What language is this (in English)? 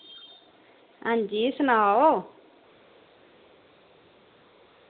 Dogri